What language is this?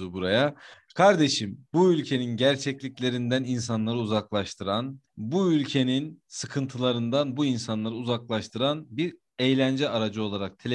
Turkish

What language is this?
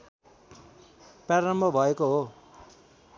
Nepali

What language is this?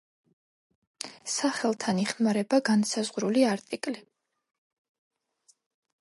Georgian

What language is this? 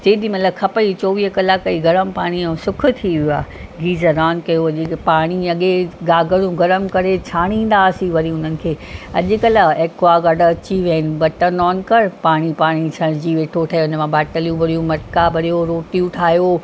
Sindhi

